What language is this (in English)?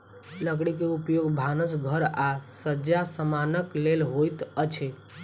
Maithili